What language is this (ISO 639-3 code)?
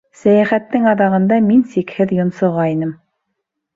bak